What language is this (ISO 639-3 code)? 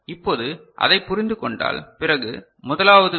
tam